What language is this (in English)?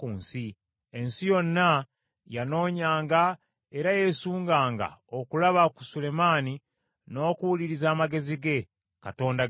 Ganda